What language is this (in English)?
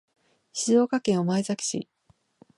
Japanese